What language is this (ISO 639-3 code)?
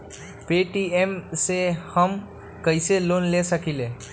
mag